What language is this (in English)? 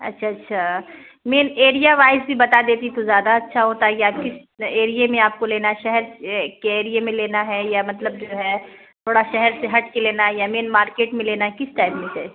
Urdu